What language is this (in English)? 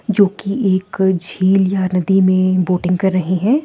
Hindi